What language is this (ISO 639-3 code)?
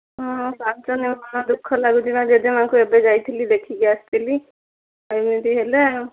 ori